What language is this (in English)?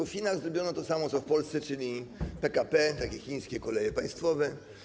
Polish